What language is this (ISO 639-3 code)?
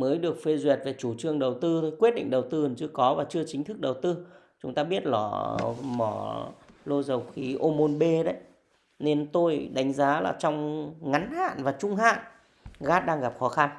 vie